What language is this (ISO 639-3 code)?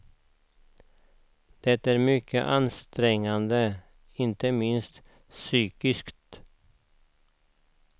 swe